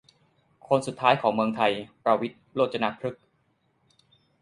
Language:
Thai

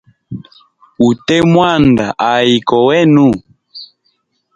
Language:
Hemba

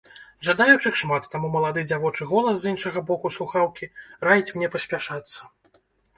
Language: Belarusian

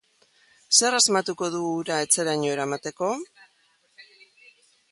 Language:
Basque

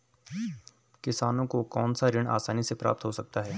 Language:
Hindi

